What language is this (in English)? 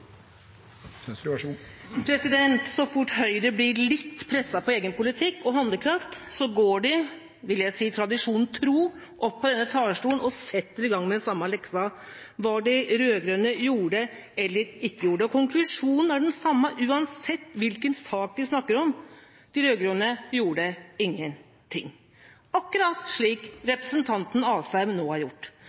Norwegian Bokmål